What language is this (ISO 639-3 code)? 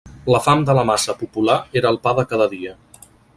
cat